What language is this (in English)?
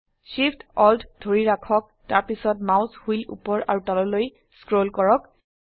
Assamese